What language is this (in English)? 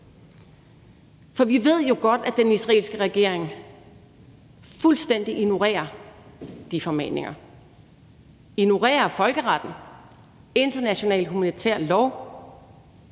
Danish